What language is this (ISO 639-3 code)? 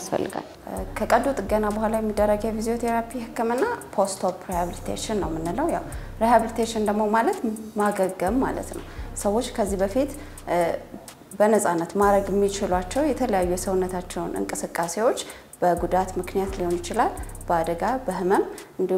ara